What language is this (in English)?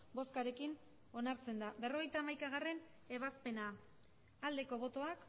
Basque